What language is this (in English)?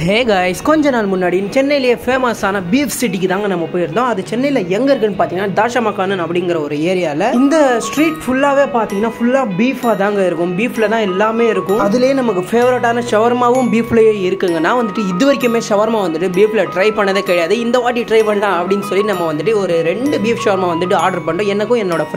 Arabic